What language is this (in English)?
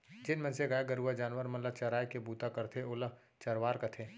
Chhattisgarhi